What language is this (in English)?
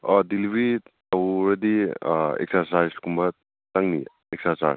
Manipuri